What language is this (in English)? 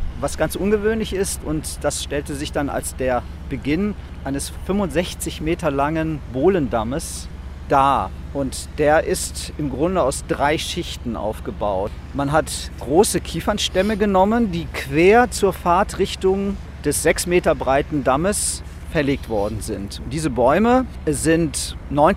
German